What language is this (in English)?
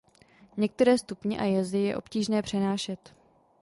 Czech